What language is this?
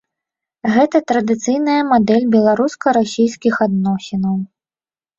Belarusian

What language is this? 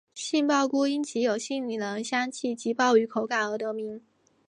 Chinese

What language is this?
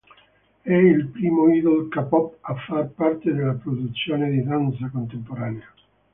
Italian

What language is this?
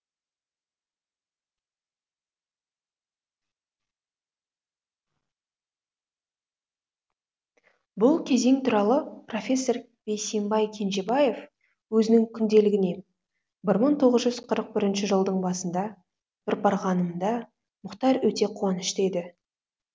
Kazakh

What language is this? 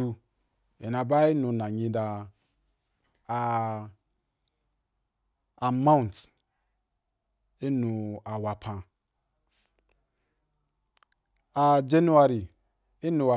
Wapan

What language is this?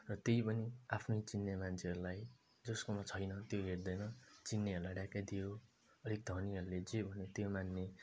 Nepali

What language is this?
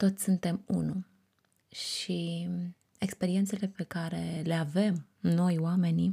Romanian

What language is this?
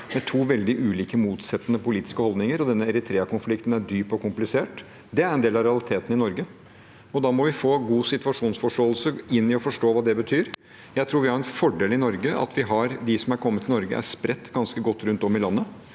Norwegian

